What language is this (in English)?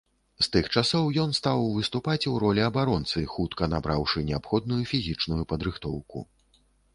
Belarusian